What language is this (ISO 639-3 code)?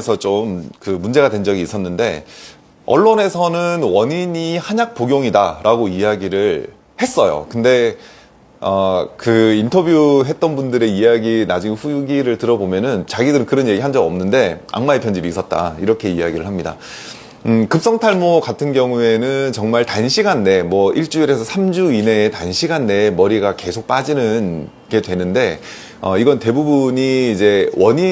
kor